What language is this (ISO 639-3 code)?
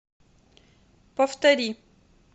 rus